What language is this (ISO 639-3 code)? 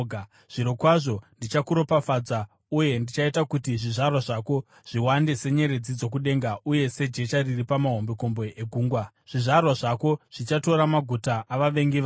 sna